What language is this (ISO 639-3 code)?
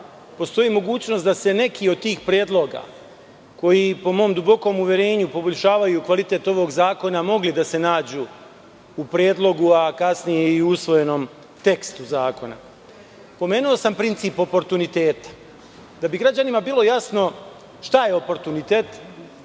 srp